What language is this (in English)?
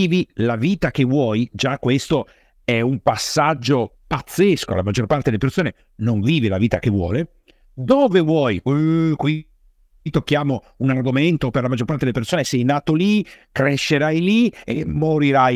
Italian